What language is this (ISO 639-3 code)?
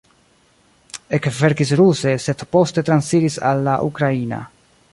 epo